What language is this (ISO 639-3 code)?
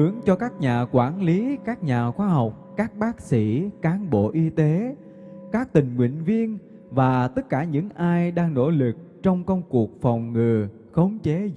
vie